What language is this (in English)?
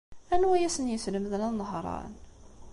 Kabyle